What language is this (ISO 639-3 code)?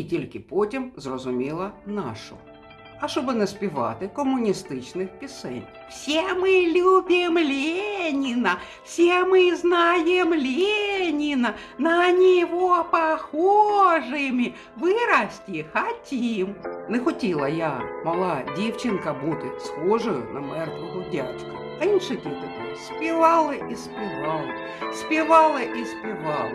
ukr